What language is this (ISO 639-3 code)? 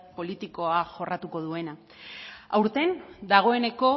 eus